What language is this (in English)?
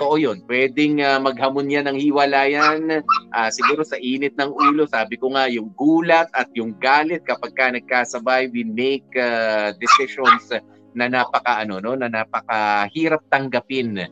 Filipino